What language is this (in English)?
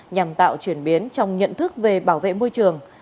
Vietnamese